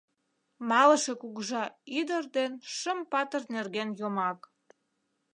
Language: Mari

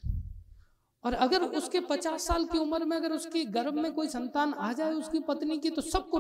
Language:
Hindi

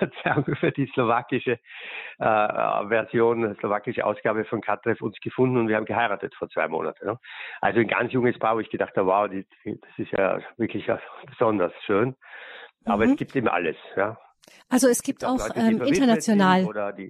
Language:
German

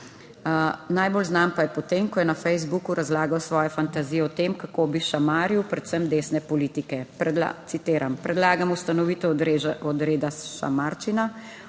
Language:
Slovenian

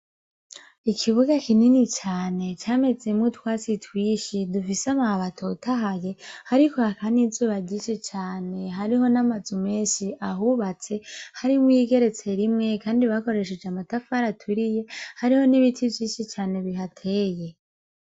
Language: Rundi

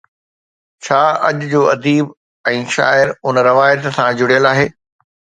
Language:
Sindhi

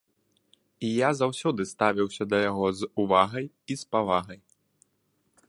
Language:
Belarusian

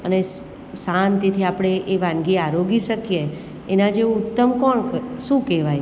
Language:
Gujarati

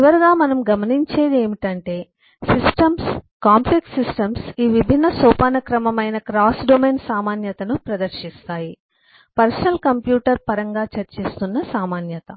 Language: Telugu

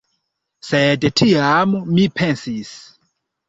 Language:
Esperanto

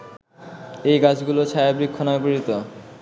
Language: Bangla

